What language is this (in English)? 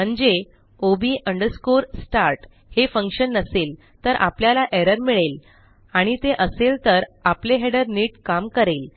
Marathi